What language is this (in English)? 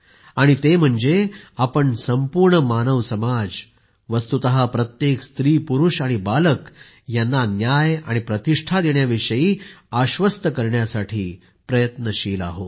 Marathi